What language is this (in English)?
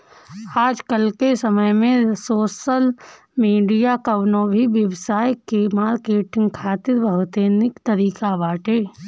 Bhojpuri